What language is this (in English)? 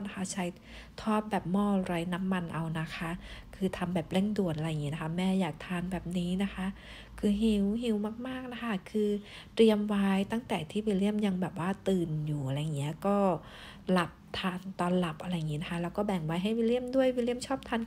Thai